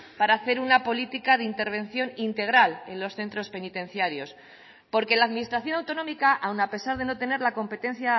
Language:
Spanish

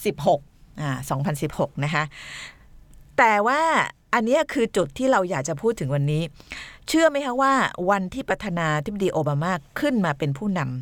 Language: Thai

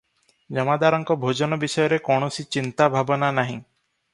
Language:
Odia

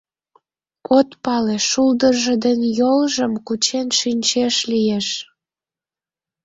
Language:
Mari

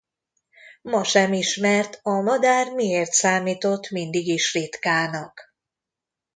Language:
Hungarian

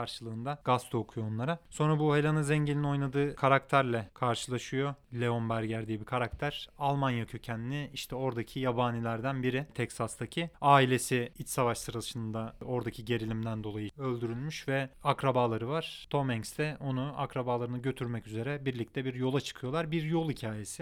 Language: Turkish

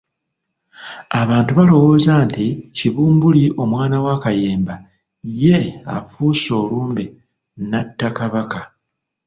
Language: Ganda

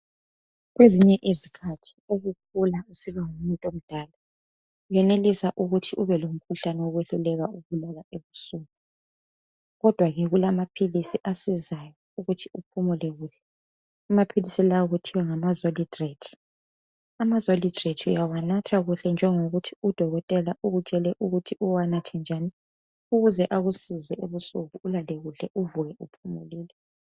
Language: North Ndebele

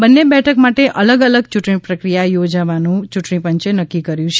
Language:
Gujarati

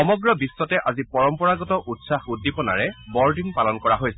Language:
Assamese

